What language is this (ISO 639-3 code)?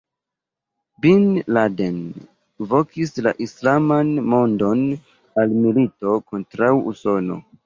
epo